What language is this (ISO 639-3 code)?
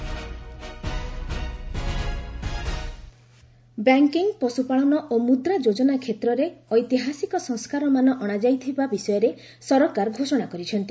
ori